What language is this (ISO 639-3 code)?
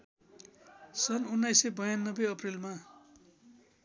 nep